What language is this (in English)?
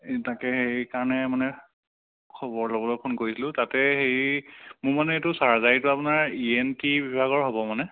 Assamese